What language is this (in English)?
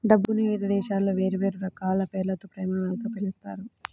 Telugu